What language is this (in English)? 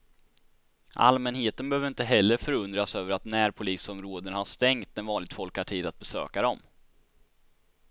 Swedish